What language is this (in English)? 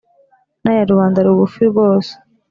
Kinyarwanda